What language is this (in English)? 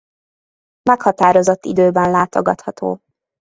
Hungarian